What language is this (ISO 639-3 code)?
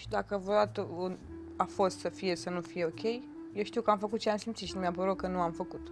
ron